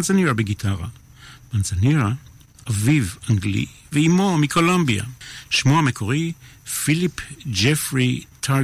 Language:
Hebrew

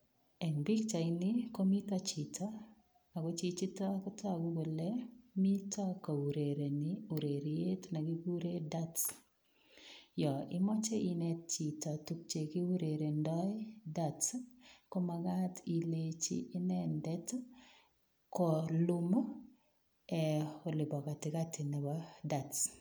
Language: Kalenjin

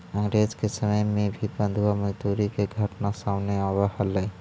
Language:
Magahi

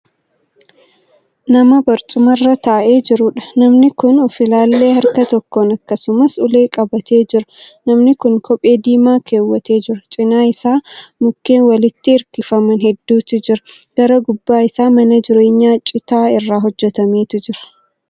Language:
Oromo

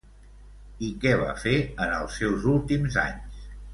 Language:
Catalan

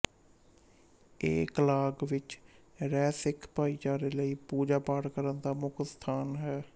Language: Punjabi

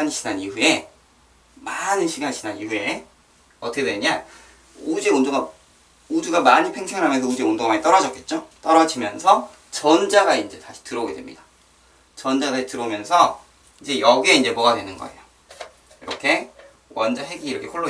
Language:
Korean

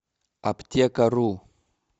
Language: Russian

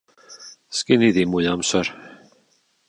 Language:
Welsh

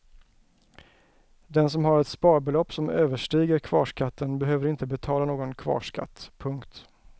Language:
Swedish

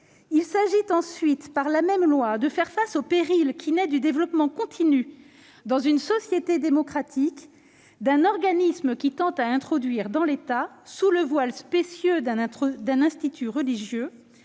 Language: French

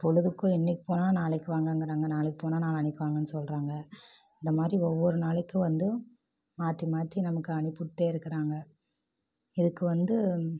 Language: Tamil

